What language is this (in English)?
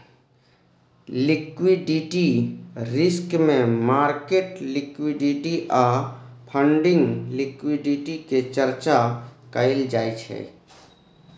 Maithili